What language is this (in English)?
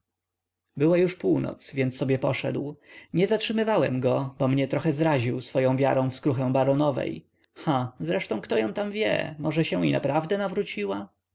Polish